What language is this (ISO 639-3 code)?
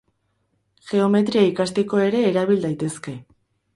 eus